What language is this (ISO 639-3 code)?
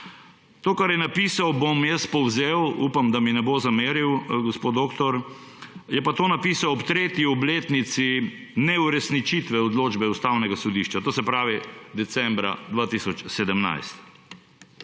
slv